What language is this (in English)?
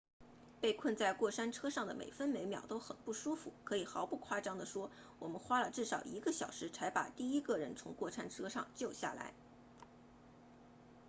Chinese